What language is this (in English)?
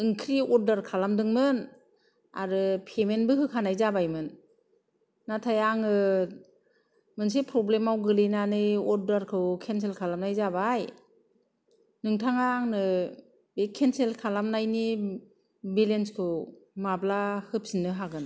Bodo